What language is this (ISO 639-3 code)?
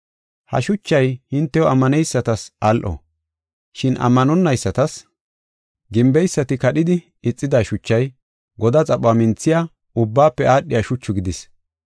gof